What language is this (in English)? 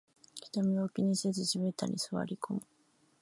Japanese